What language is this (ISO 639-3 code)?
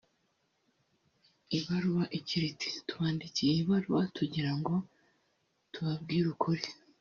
kin